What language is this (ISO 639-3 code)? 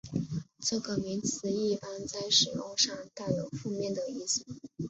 zho